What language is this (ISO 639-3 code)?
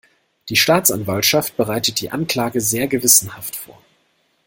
deu